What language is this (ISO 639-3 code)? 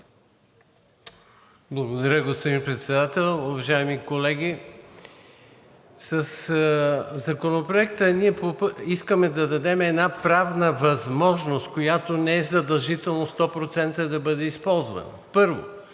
bul